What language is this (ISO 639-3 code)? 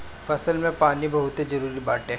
bho